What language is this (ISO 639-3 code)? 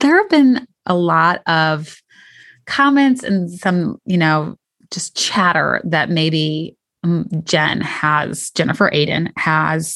eng